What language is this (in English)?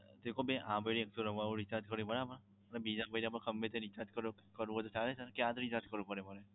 Gujarati